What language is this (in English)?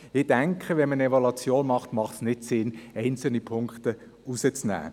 Swiss German